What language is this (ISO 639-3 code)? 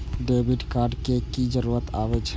mai